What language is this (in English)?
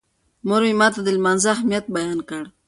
Pashto